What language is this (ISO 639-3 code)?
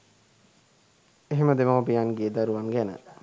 sin